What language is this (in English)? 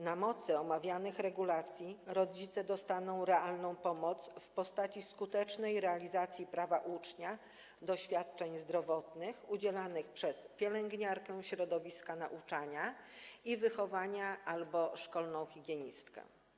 Polish